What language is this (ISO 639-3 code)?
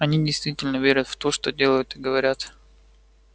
rus